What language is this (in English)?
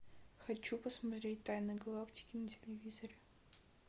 Russian